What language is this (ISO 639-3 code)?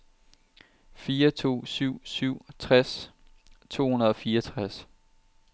dan